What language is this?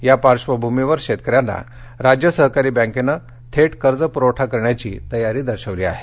Marathi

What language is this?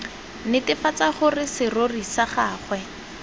Tswana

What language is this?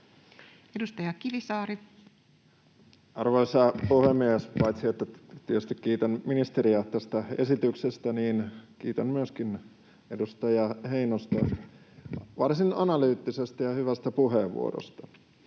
Finnish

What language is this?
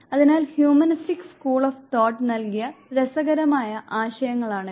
Malayalam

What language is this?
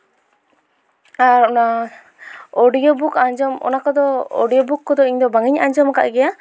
Santali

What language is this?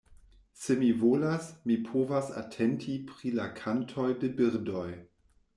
Esperanto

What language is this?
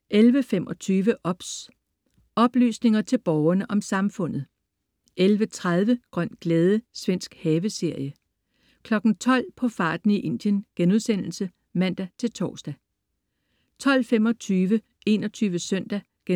Danish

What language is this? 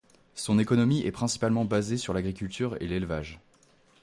French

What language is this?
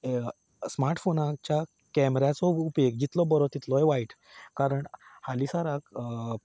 Konkani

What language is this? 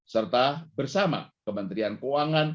Indonesian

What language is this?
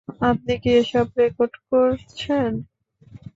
Bangla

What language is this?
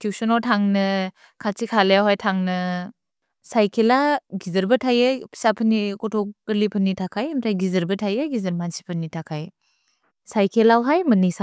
Bodo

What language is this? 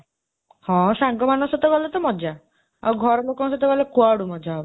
Odia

